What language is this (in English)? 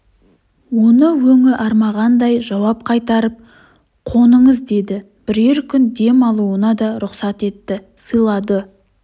Kazakh